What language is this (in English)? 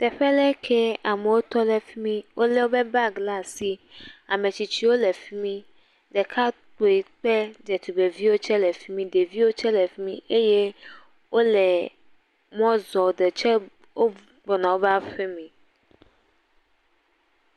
Ewe